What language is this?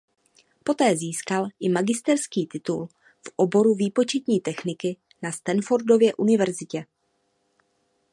Czech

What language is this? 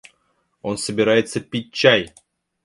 Russian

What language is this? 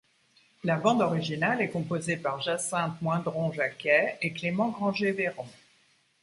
French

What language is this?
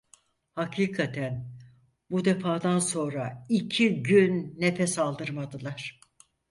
Turkish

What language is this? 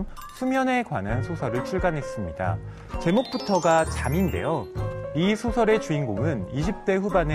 Korean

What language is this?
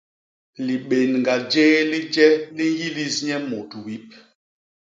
Basaa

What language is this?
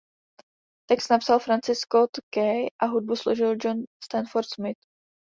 Czech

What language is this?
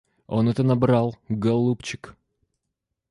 Russian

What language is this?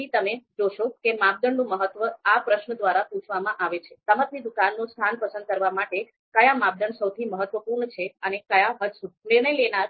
Gujarati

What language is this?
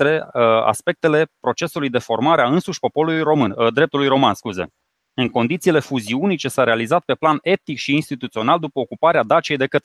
Romanian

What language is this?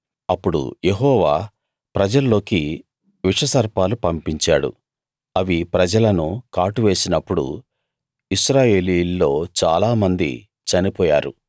Telugu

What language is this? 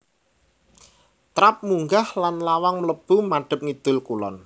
Javanese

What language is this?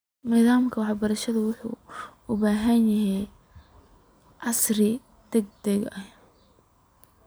Somali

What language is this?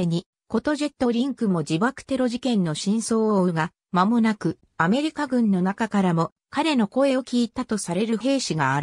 Japanese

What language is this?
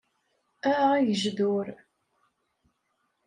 Kabyle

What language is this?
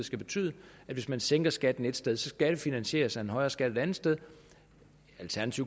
Danish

